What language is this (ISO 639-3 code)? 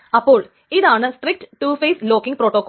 mal